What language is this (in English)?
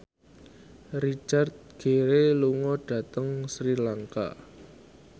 Javanese